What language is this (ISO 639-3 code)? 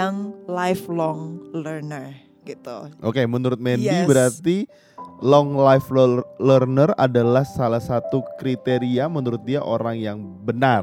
ind